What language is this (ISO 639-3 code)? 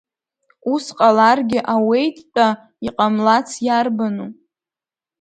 abk